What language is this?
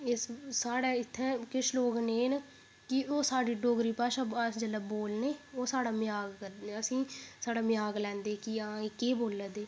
Dogri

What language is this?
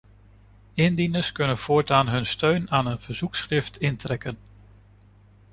Dutch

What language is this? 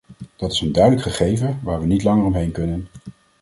Dutch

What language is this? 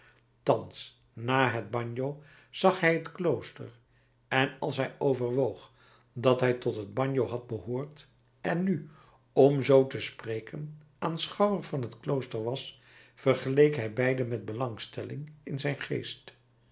Dutch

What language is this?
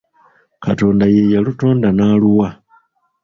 Ganda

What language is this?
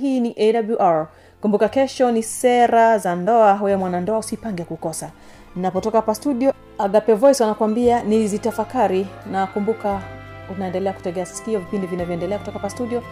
Swahili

